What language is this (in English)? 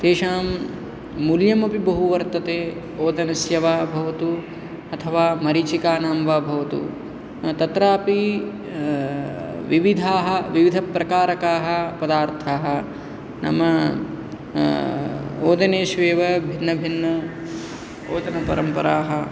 Sanskrit